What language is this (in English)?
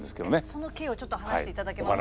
Japanese